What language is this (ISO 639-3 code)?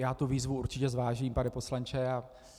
ces